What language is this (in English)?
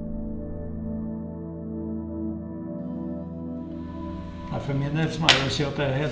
Norwegian